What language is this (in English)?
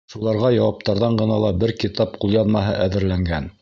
Bashkir